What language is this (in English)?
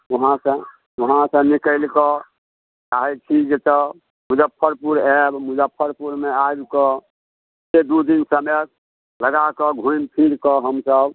Maithili